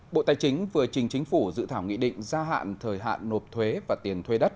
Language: Vietnamese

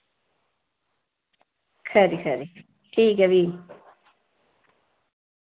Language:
Dogri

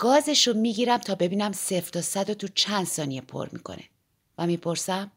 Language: Persian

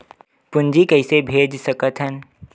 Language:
Chhattisgarhi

